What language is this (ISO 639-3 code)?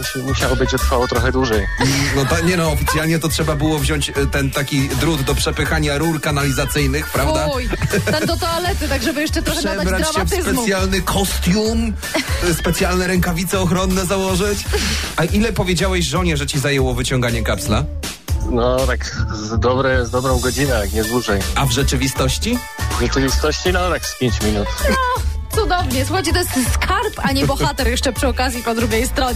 pol